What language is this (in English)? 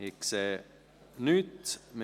Swiss German